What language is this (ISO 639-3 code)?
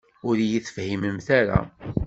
kab